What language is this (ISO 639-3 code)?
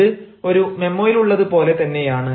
mal